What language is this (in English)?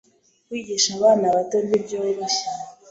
Kinyarwanda